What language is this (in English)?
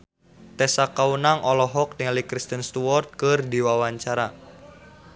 Sundanese